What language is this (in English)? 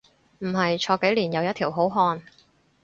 Cantonese